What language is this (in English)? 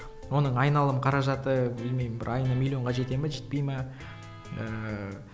Kazakh